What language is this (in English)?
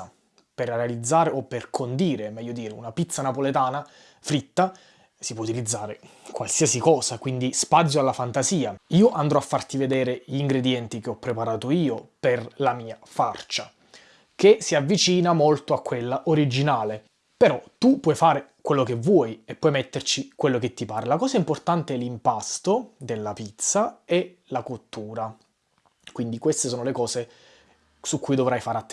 Italian